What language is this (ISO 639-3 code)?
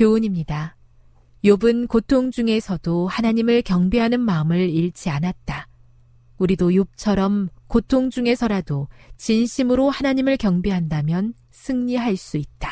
kor